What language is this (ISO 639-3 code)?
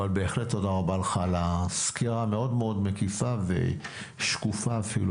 heb